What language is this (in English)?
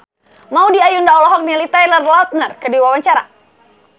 Sundanese